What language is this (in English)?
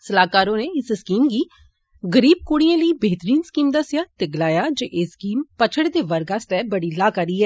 Dogri